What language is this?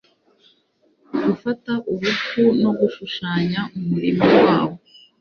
Kinyarwanda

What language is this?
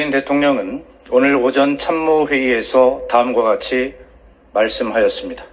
Korean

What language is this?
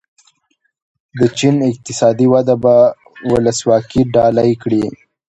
Pashto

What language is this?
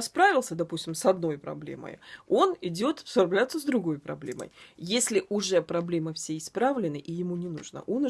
Russian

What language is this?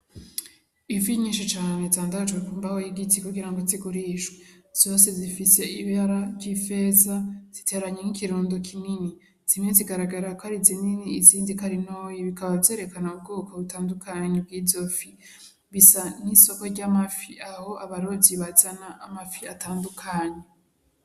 Rundi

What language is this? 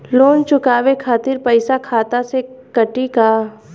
Bhojpuri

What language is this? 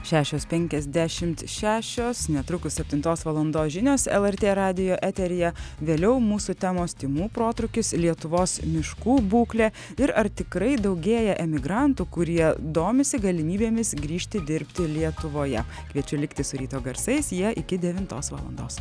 Lithuanian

